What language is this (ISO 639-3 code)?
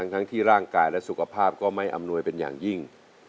tha